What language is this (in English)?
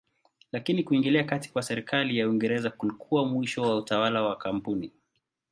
Swahili